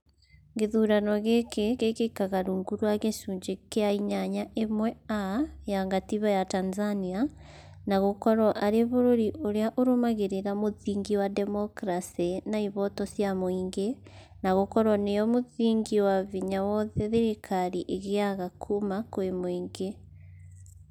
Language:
Kikuyu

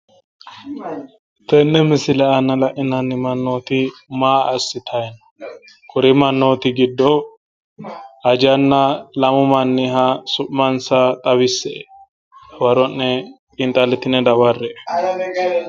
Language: Sidamo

